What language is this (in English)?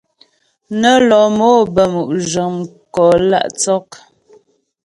Ghomala